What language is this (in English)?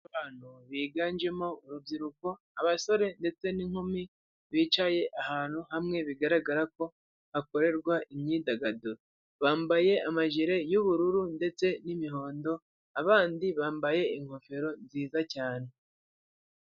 Kinyarwanda